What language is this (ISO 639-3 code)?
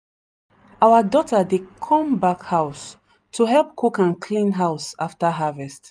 pcm